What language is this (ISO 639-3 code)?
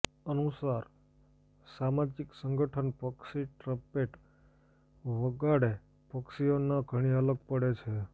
guj